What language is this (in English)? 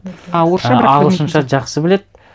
Kazakh